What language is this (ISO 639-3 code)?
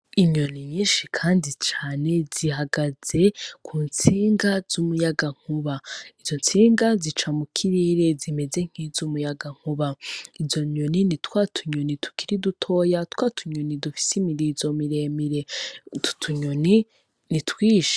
run